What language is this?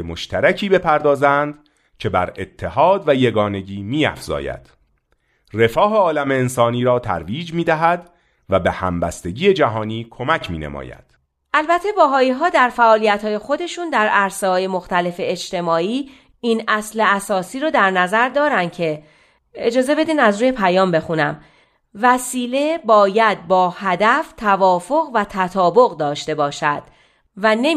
Persian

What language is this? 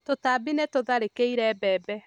Kikuyu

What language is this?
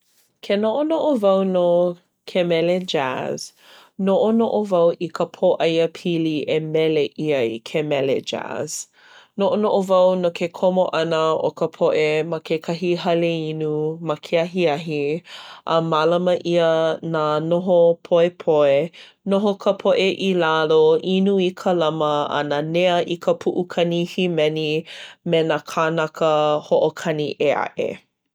Hawaiian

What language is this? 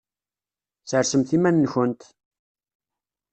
Kabyle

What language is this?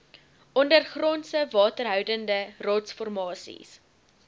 Afrikaans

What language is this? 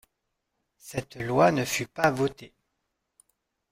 French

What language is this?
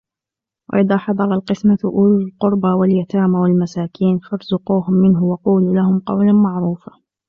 Arabic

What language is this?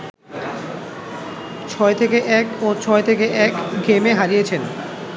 Bangla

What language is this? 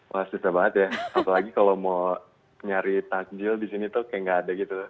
Indonesian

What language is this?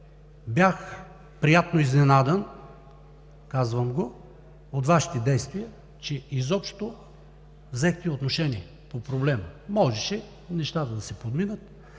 Bulgarian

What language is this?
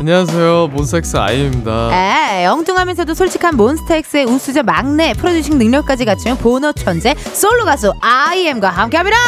Korean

